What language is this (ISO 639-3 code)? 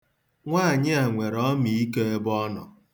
ibo